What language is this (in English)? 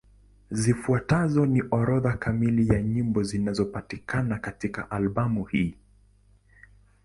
Swahili